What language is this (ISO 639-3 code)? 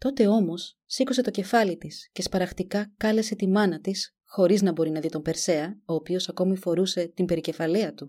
ell